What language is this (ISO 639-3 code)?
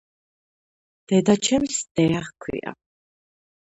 kat